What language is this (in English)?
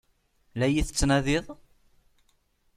Kabyle